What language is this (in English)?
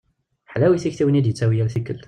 Kabyle